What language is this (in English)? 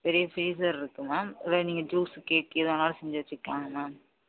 Tamil